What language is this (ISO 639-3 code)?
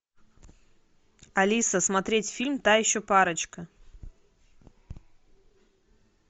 rus